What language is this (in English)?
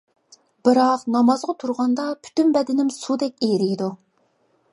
Uyghur